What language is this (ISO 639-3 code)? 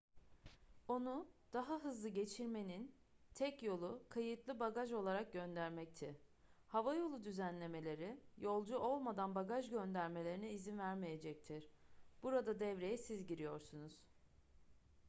tur